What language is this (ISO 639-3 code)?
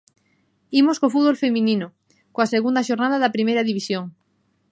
glg